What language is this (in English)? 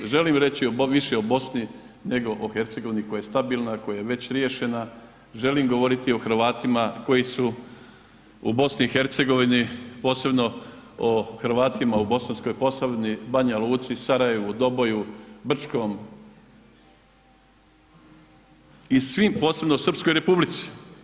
Croatian